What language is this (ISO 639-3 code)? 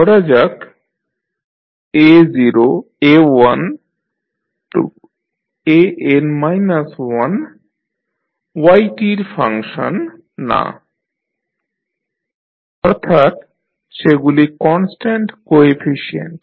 ben